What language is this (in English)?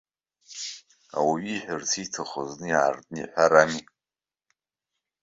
Abkhazian